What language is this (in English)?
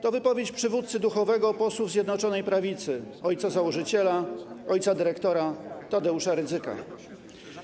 Polish